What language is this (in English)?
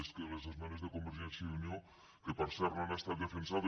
Catalan